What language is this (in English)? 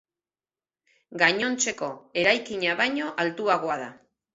Basque